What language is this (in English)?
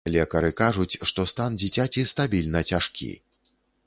Belarusian